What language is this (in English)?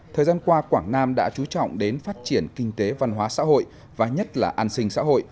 Vietnamese